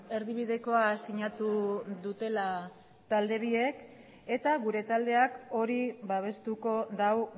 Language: Basque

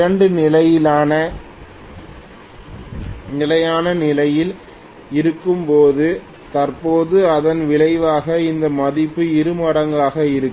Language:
Tamil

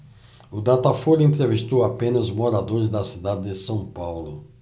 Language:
Portuguese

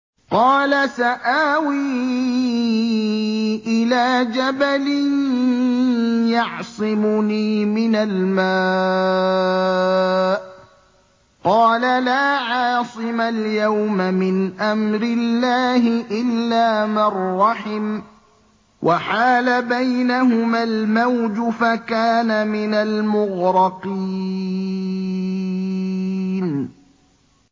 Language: Arabic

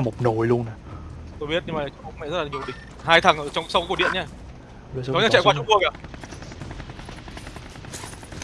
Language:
Vietnamese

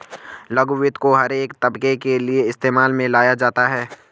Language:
Hindi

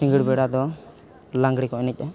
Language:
Santali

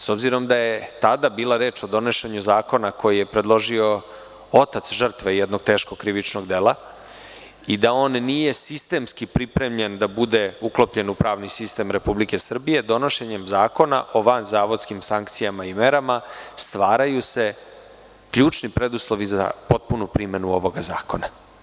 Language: Serbian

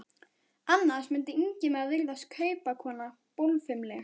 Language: Icelandic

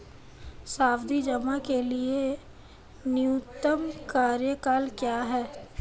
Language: Hindi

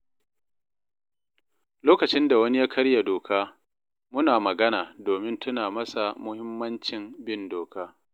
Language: Hausa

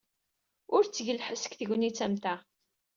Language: Kabyle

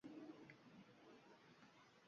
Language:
Uzbek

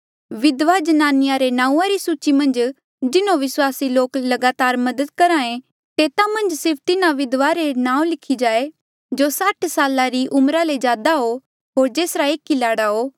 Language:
Mandeali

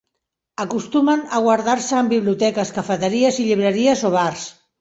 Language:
Catalan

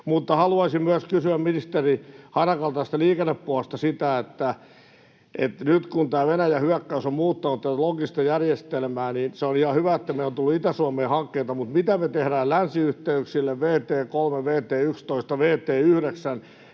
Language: Finnish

